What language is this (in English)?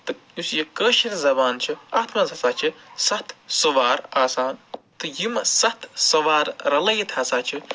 Kashmiri